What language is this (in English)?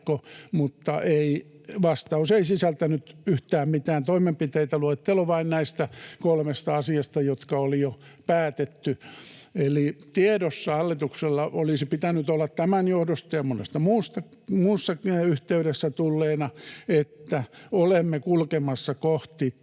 Finnish